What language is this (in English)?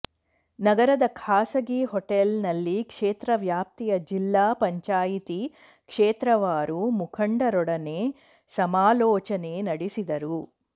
Kannada